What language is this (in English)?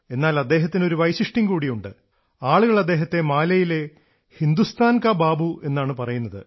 Malayalam